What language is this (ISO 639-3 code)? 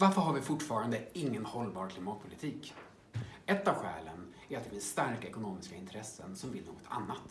swe